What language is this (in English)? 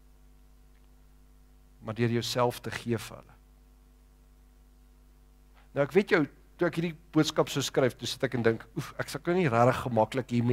Dutch